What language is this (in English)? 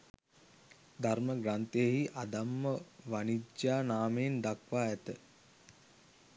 Sinhala